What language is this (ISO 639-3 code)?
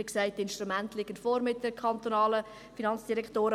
gsw